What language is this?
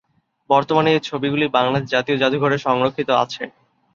Bangla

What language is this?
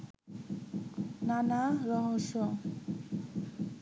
Bangla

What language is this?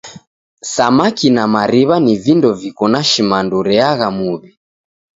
Taita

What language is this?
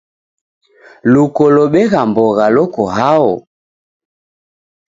Taita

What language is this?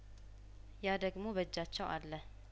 Amharic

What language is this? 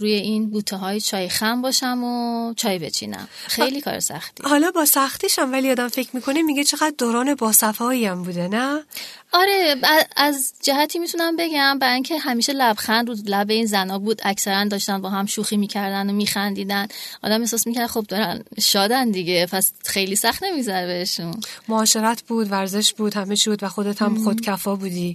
Persian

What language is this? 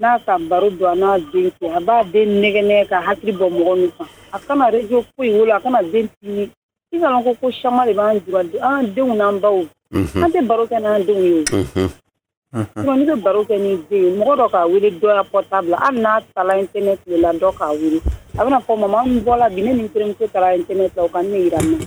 French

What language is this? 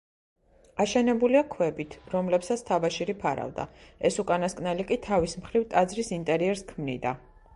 Georgian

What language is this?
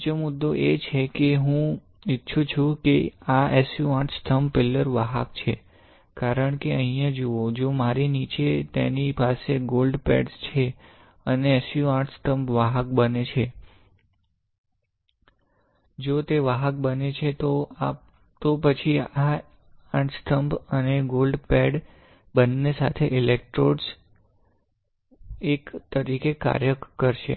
Gujarati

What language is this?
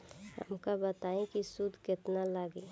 Bhojpuri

